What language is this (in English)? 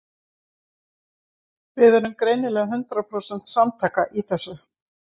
Icelandic